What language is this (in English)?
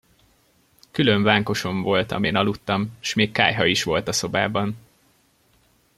Hungarian